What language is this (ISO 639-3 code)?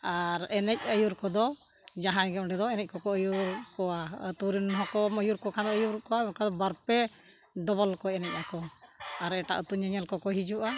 sat